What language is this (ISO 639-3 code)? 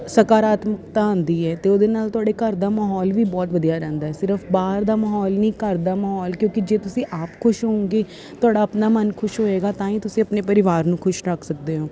pan